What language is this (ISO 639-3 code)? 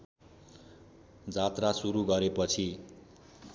nep